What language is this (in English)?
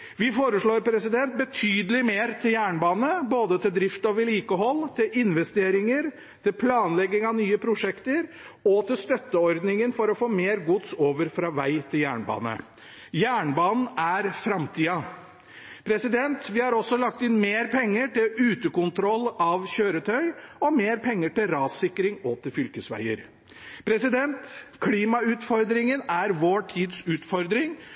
Norwegian Bokmål